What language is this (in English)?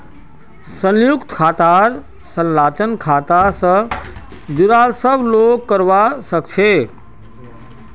Magahi